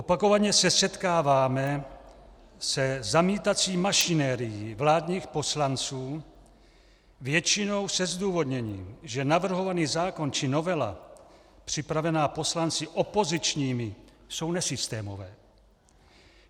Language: Czech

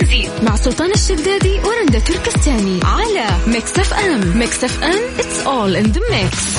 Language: Arabic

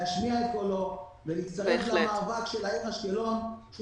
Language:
Hebrew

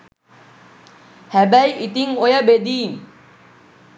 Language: Sinhala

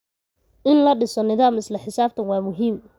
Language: Somali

